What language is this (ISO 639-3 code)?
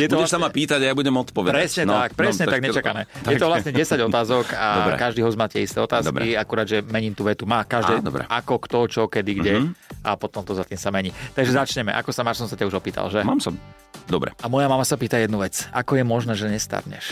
slk